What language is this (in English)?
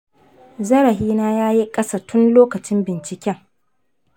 Hausa